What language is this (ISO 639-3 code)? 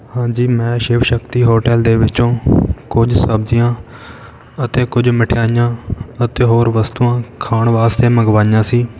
pan